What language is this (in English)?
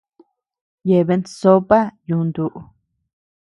Tepeuxila Cuicatec